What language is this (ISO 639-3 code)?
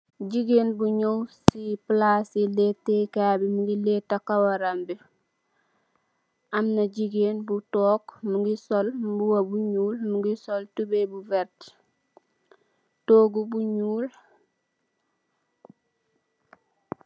wol